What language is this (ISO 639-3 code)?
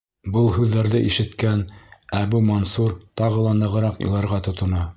bak